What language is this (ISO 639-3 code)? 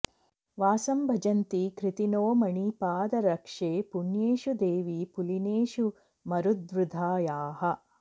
san